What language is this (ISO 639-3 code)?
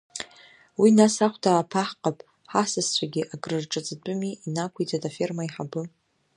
abk